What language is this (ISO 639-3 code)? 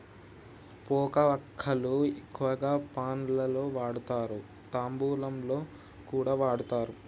tel